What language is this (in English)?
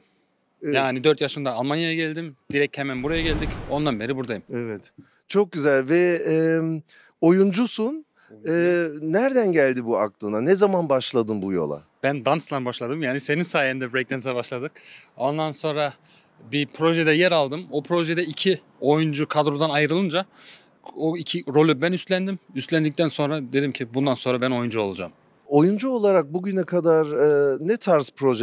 Turkish